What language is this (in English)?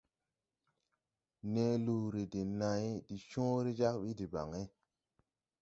Tupuri